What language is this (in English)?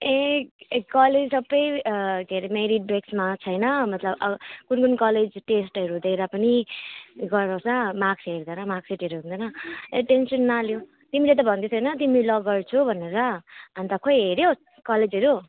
Nepali